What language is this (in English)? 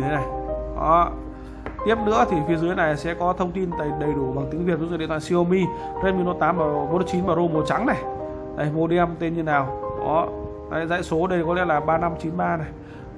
Vietnamese